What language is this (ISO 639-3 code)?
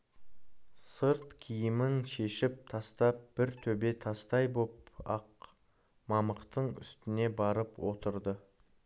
kaz